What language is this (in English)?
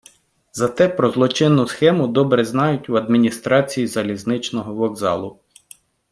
Ukrainian